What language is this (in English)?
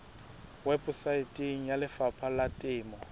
Southern Sotho